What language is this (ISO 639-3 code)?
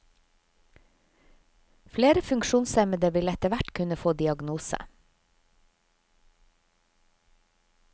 nor